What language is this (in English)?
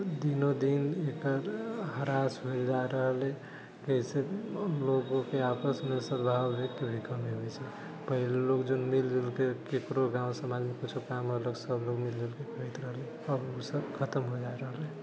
Maithili